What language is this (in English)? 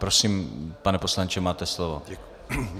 Czech